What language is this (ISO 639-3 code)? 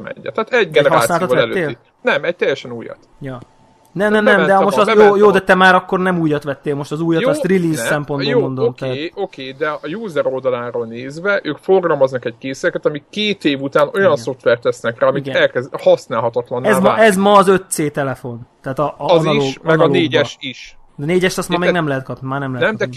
hun